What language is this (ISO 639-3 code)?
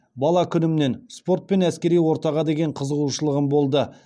kaz